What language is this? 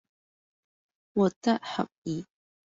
Cantonese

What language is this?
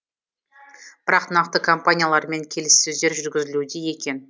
Kazakh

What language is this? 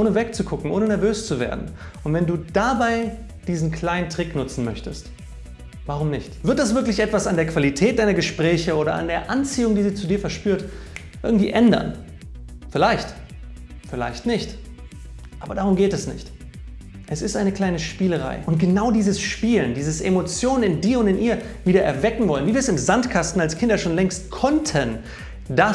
German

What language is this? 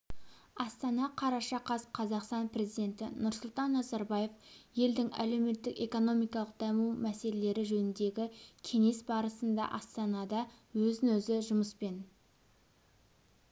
Kazakh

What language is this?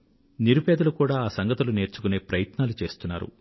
Telugu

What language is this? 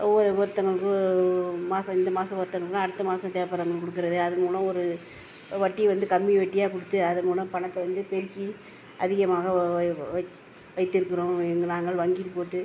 Tamil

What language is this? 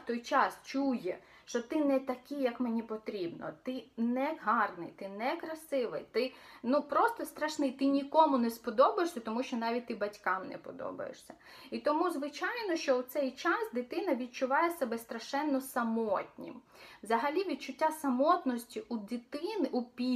Ukrainian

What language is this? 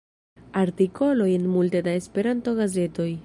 Esperanto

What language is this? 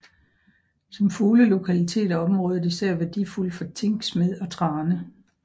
Danish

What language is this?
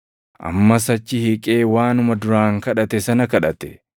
Oromo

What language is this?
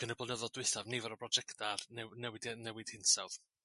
Welsh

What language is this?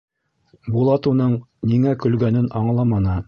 Bashkir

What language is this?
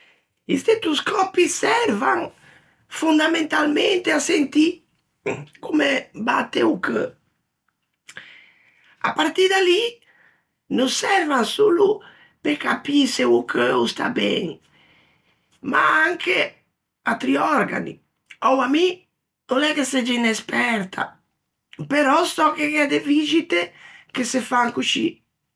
Ligurian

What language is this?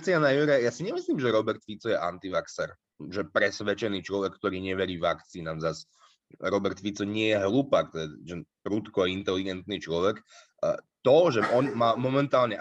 Slovak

